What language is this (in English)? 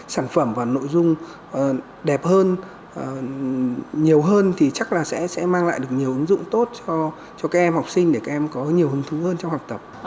Vietnamese